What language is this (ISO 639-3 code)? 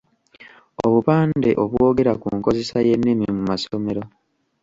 lug